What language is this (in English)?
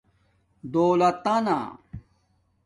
Domaaki